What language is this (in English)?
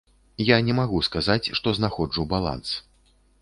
Belarusian